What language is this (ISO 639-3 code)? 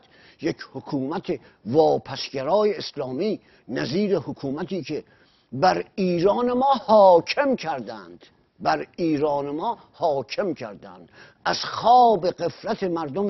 fas